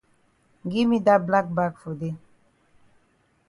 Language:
Cameroon Pidgin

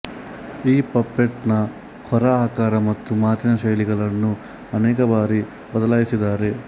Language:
Kannada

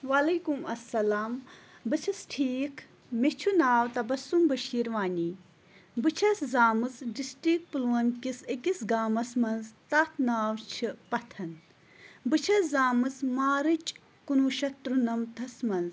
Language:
Kashmiri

